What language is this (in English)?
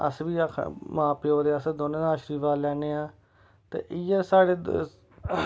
Dogri